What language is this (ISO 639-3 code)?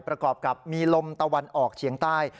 tha